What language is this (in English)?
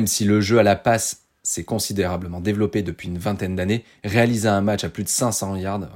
French